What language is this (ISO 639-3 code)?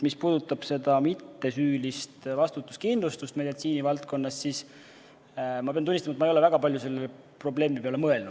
est